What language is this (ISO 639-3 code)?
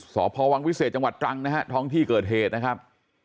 tha